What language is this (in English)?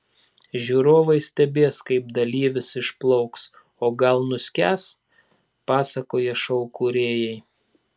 Lithuanian